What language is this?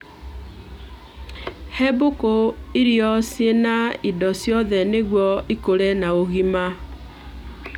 Kikuyu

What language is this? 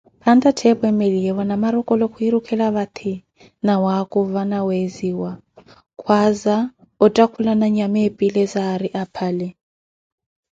Koti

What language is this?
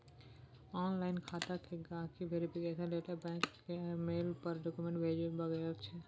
Maithili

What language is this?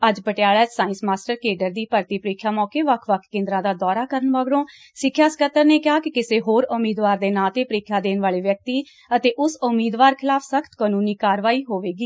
Punjabi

